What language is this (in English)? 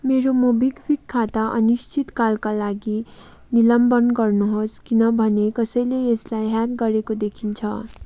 Nepali